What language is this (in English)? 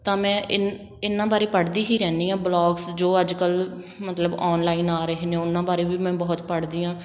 Punjabi